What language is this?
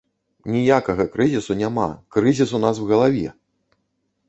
Belarusian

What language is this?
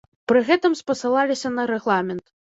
Belarusian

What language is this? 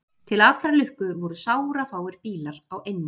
Icelandic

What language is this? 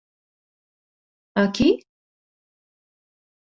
Portuguese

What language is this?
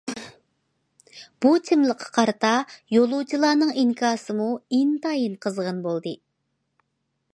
Uyghur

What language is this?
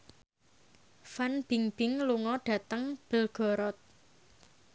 Javanese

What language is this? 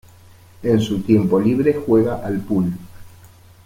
Spanish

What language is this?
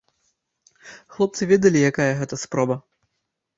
Belarusian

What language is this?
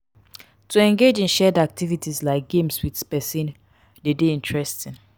Nigerian Pidgin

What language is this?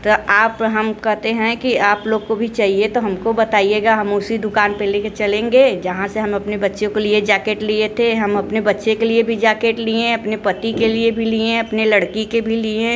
Hindi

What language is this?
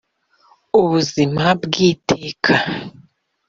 Kinyarwanda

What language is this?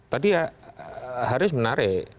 Indonesian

